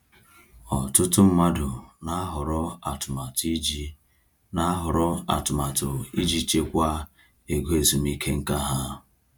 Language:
Igbo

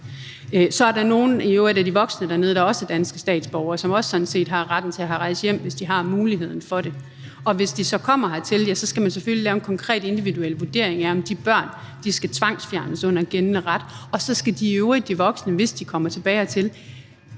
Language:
Danish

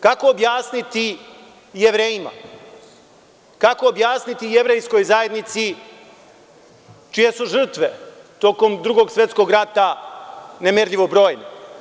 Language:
Serbian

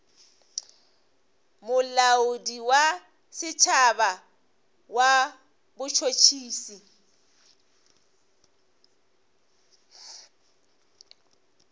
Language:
Northern Sotho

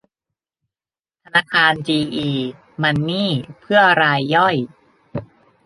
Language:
Thai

